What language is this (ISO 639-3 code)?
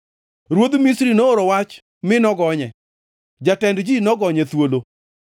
luo